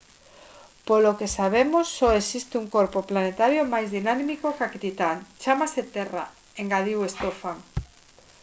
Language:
Galician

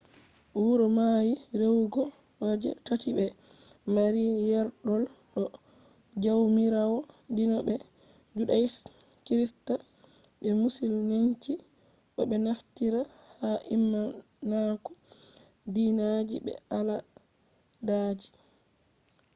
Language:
Fula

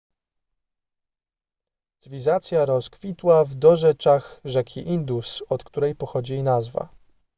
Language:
Polish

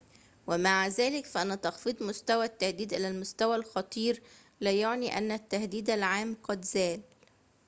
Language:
Arabic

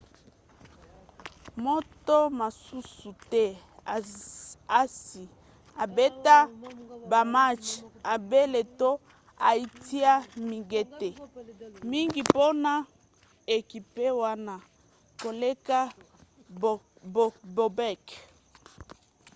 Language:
Lingala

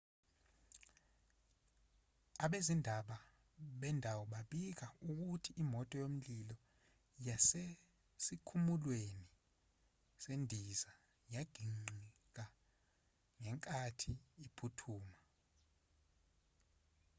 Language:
Zulu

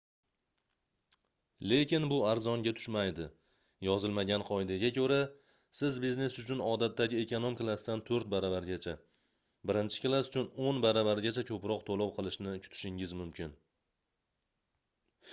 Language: Uzbek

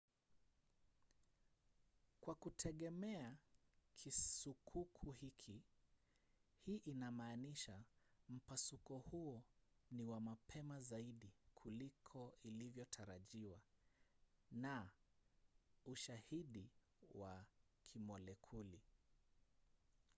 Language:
Swahili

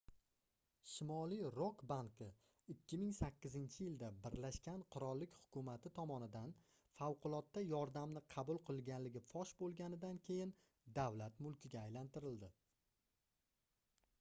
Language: Uzbek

